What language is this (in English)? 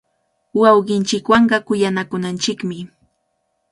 Cajatambo North Lima Quechua